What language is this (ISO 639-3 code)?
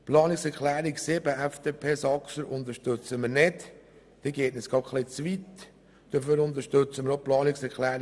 gsw